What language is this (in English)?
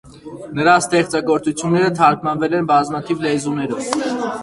Armenian